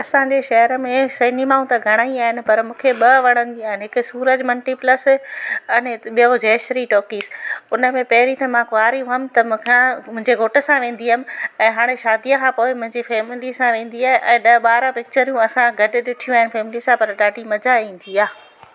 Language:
Sindhi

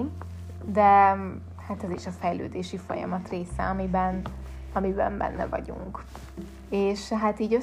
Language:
Hungarian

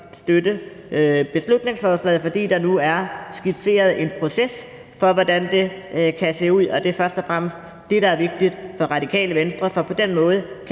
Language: Danish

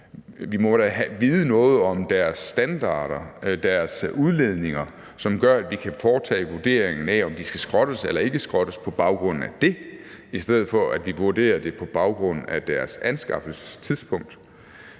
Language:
Danish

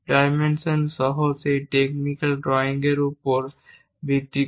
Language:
Bangla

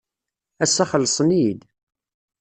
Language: Kabyle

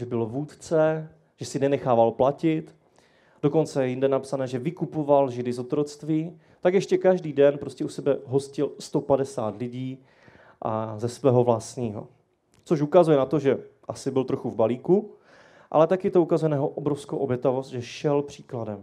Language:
Czech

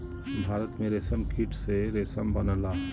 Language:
Bhojpuri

